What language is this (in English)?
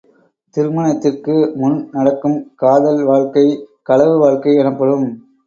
Tamil